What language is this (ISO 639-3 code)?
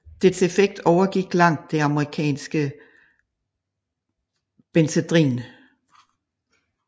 dan